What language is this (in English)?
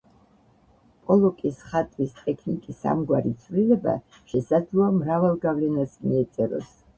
Georgian